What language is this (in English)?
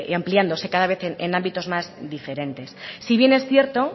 Spanish